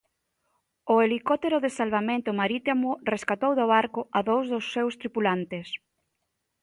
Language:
Galician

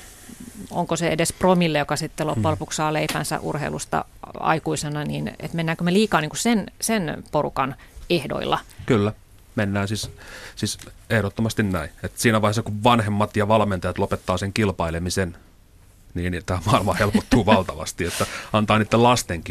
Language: Finnish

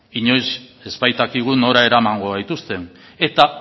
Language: Basque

